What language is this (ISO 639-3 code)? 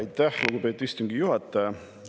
est